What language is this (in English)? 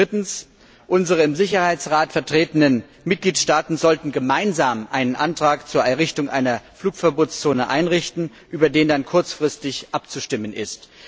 German